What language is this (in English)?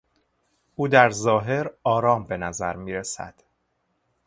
Persian